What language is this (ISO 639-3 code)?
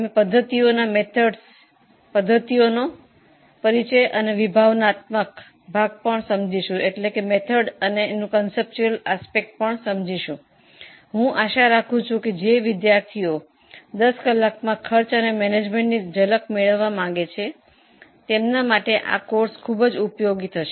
guj